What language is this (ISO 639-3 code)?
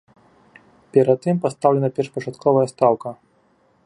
bel